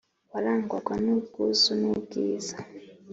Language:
Kinyarwanda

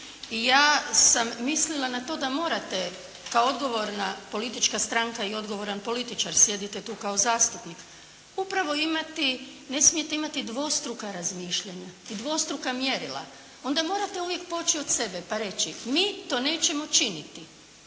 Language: Croatian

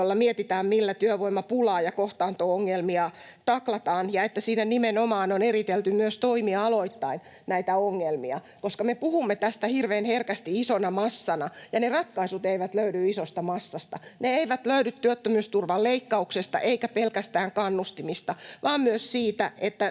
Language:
Finnish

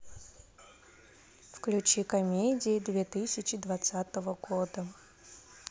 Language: Russian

